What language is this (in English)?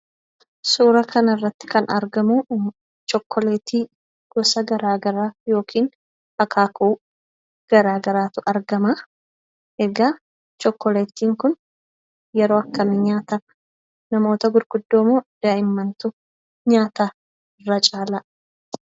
Oromo